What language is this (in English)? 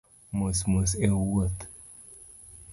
Luo (Kenya and Tanzania)